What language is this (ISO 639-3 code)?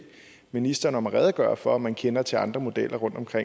dan